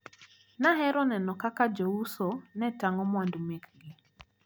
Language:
Luo (Kenya and Tanzania)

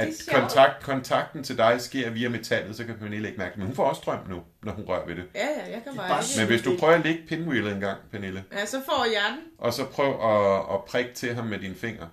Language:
Danish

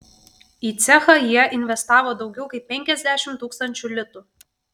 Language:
Lithuanian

